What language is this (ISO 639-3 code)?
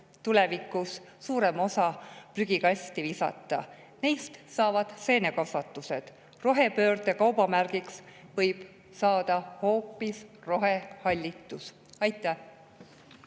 est